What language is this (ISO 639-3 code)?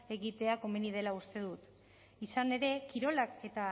eus